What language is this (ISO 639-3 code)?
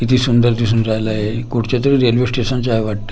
mar